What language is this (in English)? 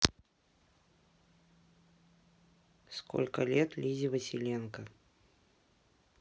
Russian